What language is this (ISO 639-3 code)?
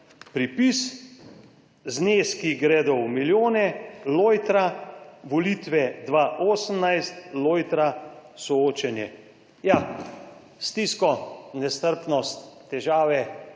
slv